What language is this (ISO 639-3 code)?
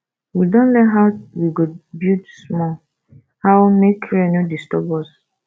pcm